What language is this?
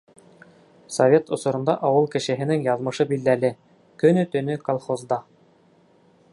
Bashkir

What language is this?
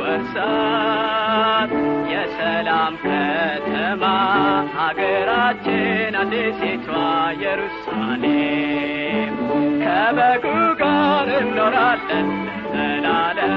Amharic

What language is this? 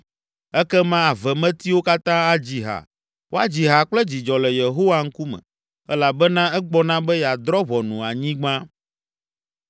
Ewe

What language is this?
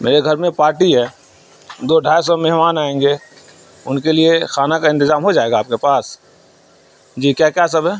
Urdu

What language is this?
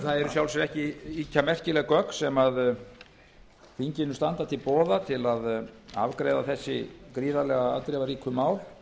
Icelandic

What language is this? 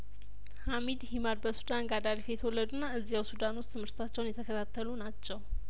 Amharic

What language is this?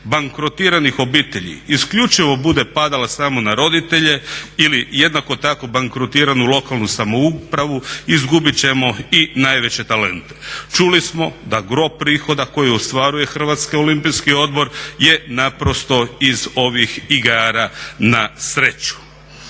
Croatian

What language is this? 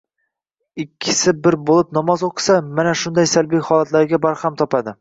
Uzbek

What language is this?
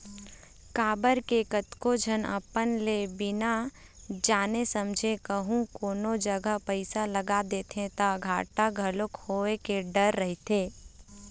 Chhattisgarhi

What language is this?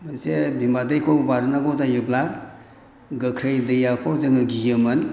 Bodo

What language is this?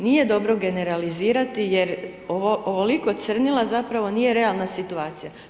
Croatian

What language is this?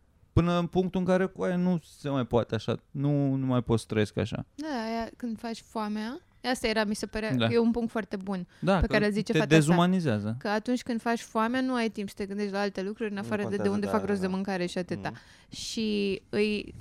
Romanian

